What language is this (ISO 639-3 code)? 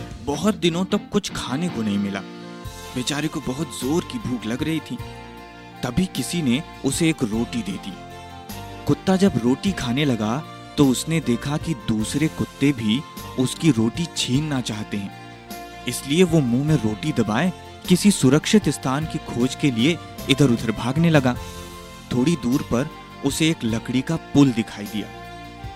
hin